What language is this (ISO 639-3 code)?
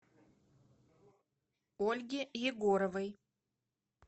rus